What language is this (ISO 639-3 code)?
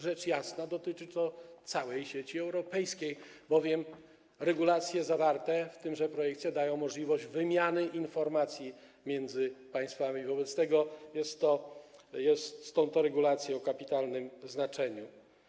pol